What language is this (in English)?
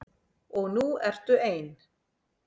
Icelandic